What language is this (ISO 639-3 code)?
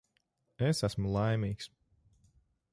lav